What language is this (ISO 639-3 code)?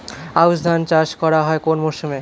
ben